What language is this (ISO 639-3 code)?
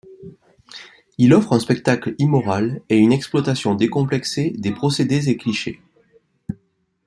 fra